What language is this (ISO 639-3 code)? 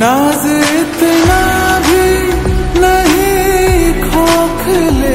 hin